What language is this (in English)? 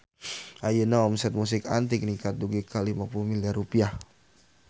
Sundanese